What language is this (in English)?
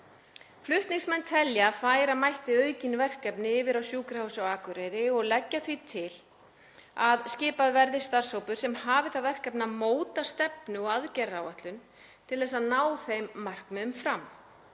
Icelandic